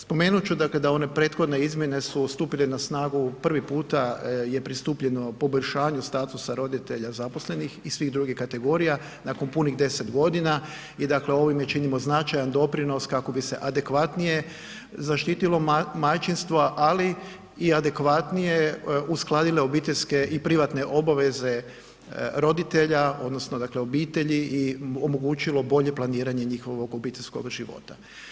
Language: Croatian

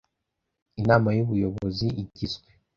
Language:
Kinyarwanda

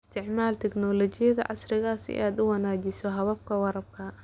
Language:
Somali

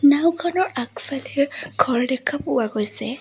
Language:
Assamese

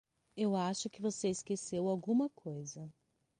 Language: Portuguese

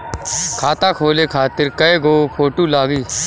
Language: Bhojpuri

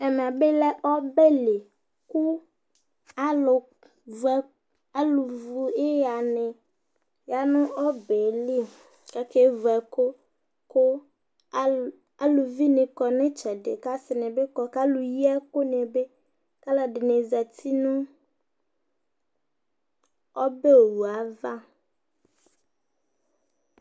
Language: Ikposo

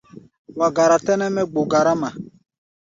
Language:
Gbaya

